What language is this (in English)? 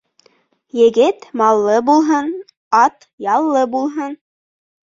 Bashkir